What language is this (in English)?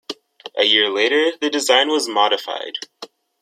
English